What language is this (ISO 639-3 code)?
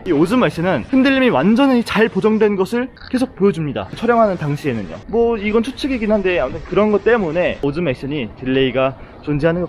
kor